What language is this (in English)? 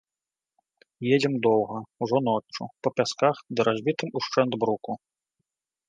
Belarusian